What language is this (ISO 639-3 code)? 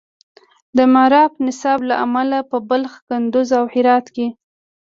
pus